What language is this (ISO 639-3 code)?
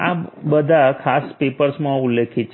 guj